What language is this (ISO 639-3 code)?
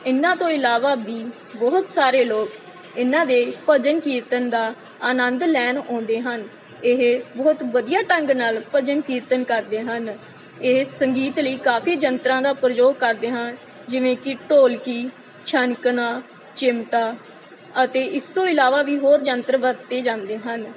pan